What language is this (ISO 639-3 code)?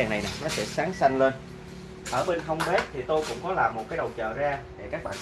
vie